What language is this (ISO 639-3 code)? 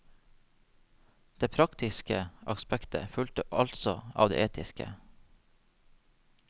nor